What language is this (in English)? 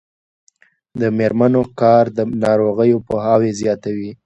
Pashto